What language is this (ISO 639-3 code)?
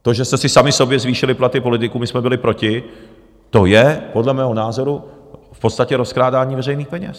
ces